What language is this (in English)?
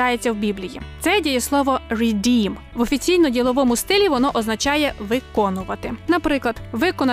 Ukrainian